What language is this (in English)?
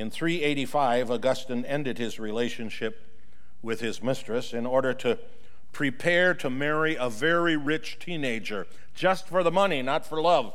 English